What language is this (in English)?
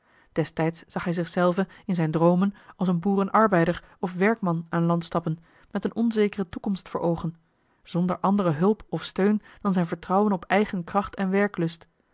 Dutch